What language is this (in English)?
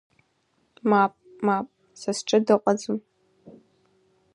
Abkhazian